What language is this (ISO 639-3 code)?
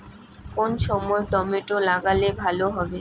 ben